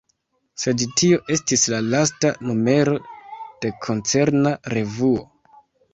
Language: Esperanto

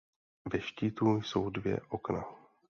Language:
Czech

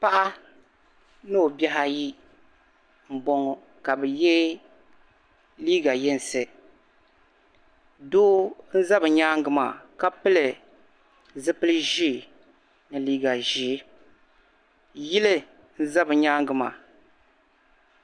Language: Dagbani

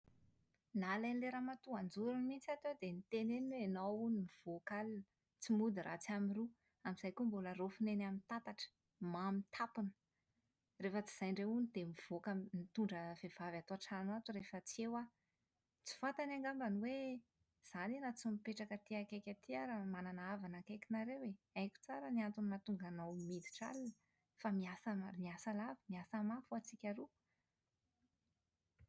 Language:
Malagasy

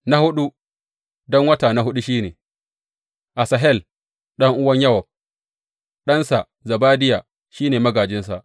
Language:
Hausa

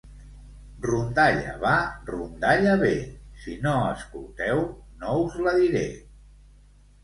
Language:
Catalan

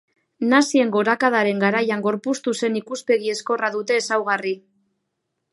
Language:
Basque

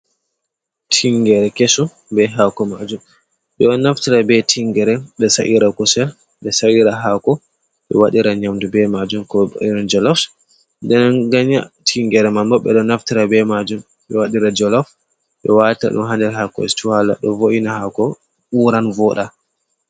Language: Fula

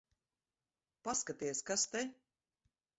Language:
Latvian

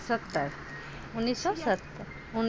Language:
Maithili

